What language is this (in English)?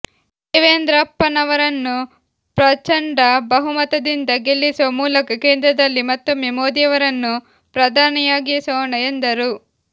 Kannada